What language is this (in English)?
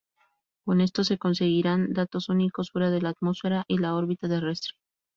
Spanish